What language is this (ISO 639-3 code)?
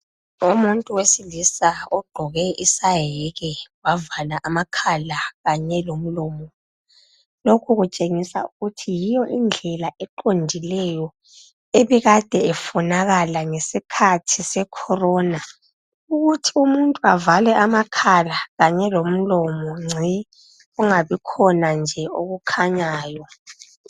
nde